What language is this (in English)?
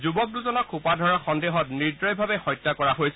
Assamese